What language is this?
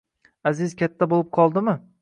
Uzbek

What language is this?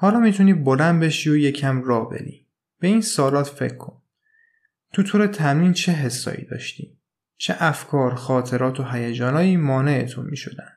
Persian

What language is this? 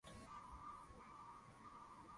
Swahili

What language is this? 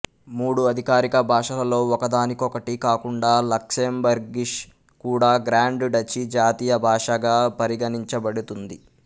Telugu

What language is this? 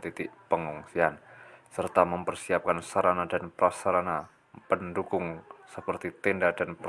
Indonesian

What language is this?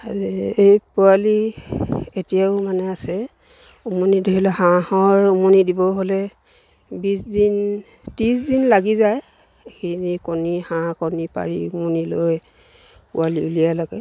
Assamese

